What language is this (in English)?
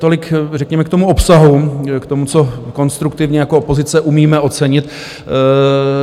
Czech